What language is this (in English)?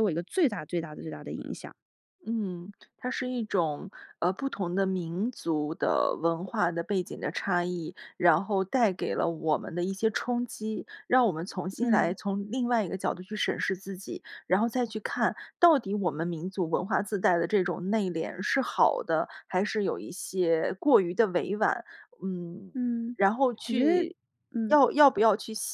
Chinese